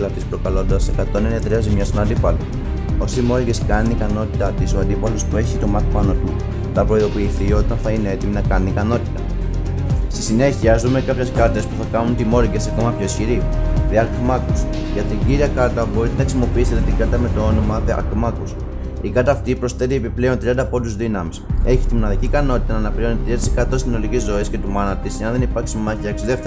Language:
Greek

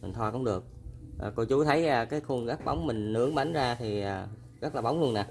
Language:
Vietnamese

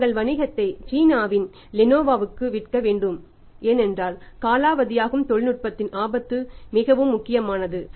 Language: Tamil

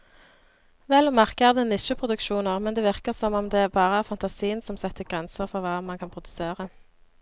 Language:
Norwegian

